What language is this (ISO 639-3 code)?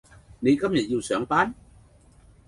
yue